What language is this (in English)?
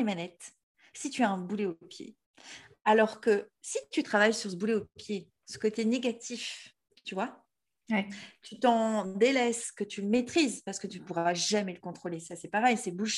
French